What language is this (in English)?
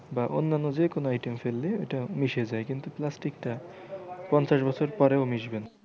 Bangla